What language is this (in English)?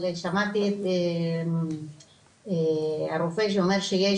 Hebrew